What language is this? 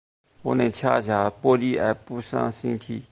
Chinese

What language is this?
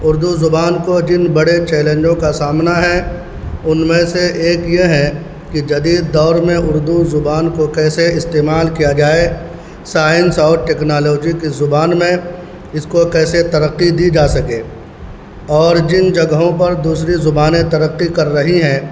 Urdu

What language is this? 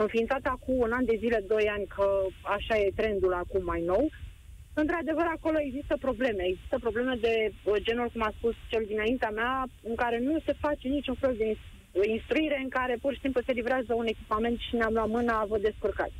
Romanian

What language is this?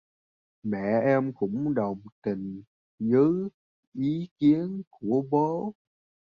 Vietnamese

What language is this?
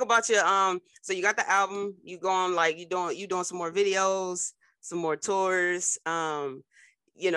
English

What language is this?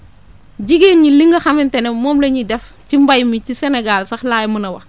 Wolof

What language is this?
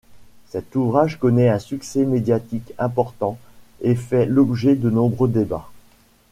French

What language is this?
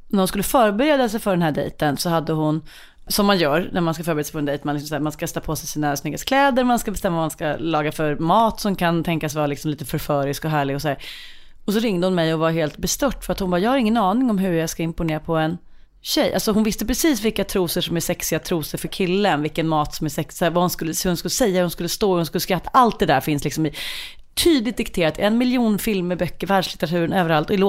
Swedish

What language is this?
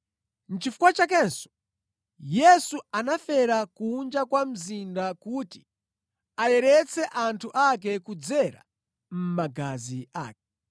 Nyanja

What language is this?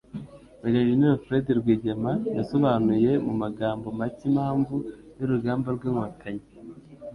Kinyarwanda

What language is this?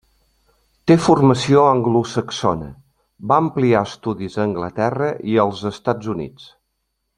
Catalan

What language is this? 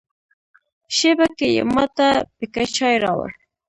Pashto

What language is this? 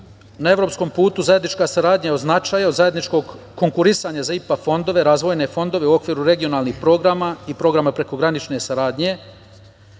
Serbian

